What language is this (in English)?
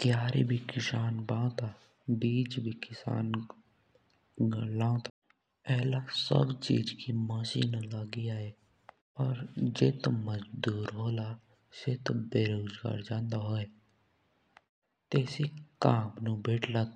Jaunsari